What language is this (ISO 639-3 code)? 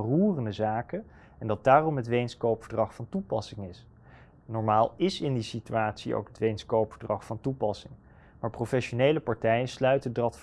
nld